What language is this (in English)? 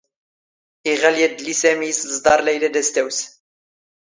Standard Moroccan Tamazight